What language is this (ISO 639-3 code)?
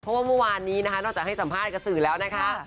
tha